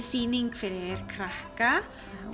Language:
Icelandic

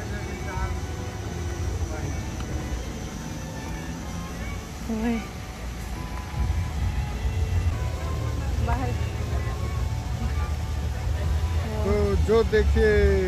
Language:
Hindi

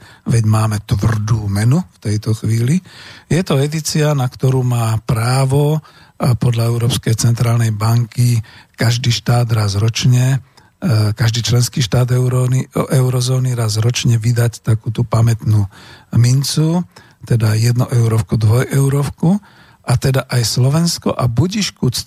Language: Slovak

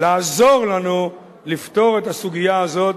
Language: Hebrew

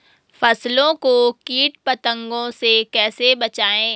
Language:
Hindi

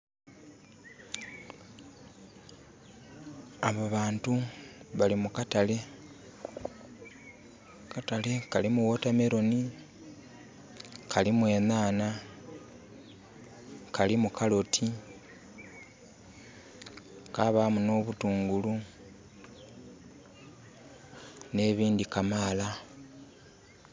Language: Soga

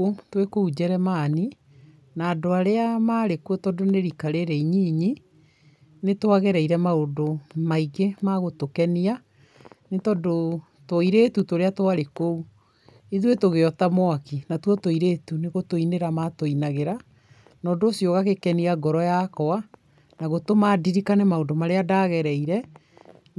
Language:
Kikuyu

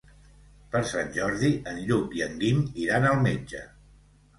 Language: Catalan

